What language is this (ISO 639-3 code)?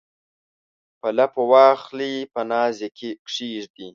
pus